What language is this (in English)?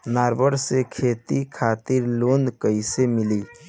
Bhojpuri